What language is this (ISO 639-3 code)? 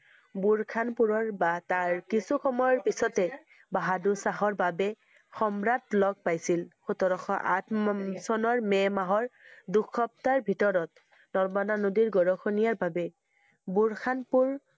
asm